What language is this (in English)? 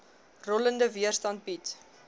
Afrikaans